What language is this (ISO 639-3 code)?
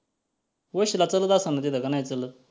mar